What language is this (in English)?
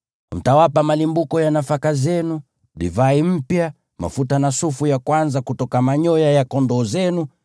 Swahili